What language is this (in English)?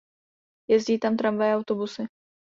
Czech